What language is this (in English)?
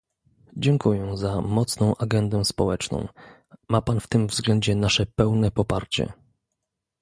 Polish